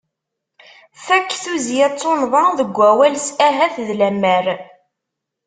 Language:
Kabyle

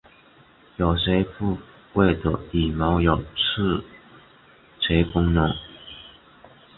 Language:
Chinese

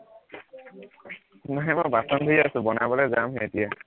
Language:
Assamese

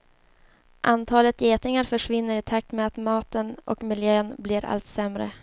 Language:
Swedish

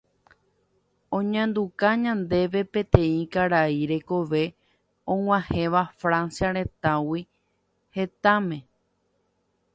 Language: Guarani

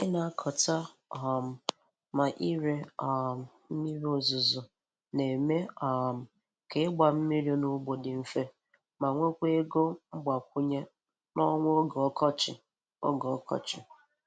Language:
Igbo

